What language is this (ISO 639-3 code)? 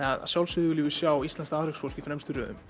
isl